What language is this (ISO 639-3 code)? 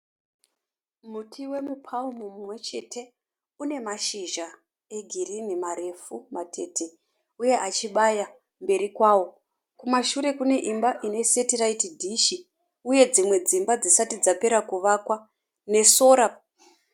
sna